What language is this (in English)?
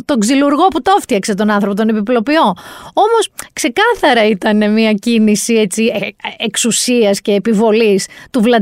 Greek